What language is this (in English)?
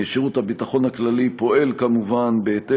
Hebrew